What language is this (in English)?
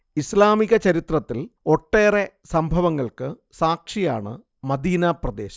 Malayalam